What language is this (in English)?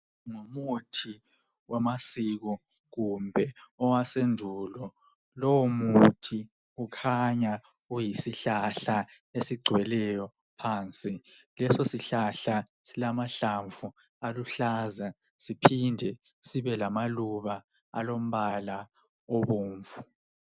North Ndebele